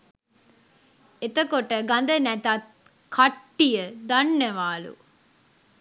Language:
Sinhala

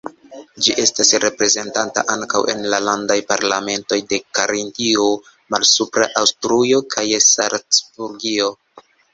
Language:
Esperanto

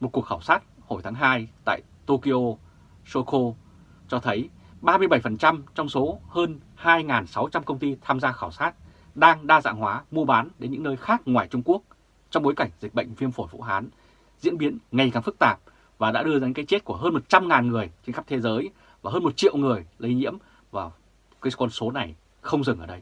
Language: Vietnamese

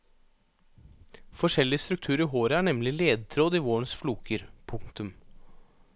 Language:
Norwegian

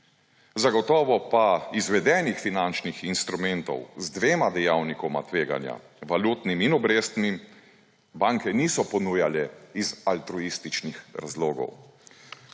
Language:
Slovenian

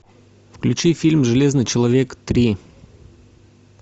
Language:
Russian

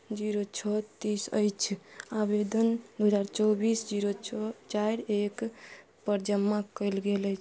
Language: Maithili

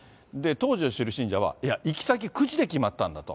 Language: Japanese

